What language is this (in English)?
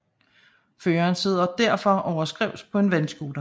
Danish